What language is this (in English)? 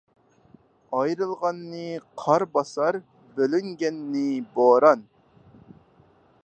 Uyghur